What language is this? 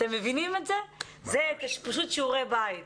Hebrew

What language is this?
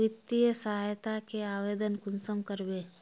Magahi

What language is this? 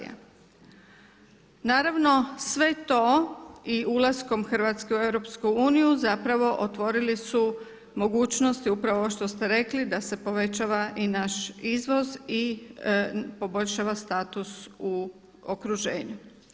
Croatian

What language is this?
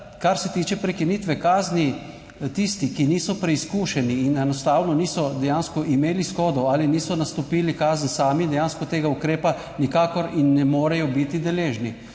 Slovenian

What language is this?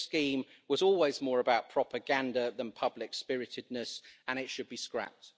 English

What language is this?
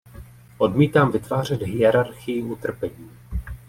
Czech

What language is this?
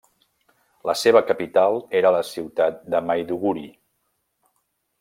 Catalan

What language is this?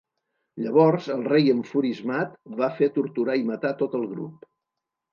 Catalan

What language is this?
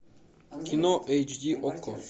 Russian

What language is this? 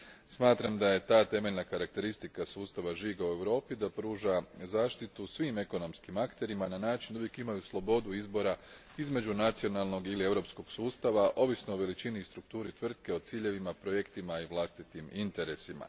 Croatian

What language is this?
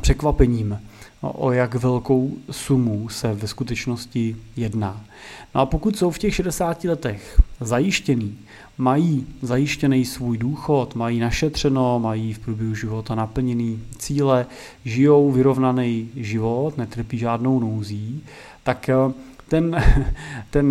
Czech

